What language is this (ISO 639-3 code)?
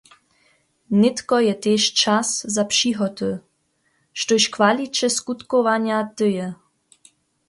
hsb